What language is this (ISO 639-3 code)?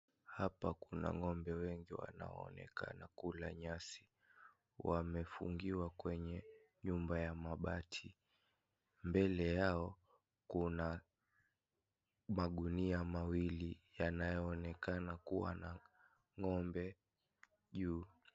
swa